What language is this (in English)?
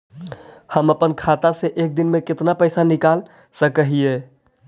Magahi